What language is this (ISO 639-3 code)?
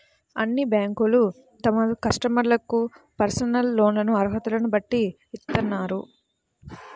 tel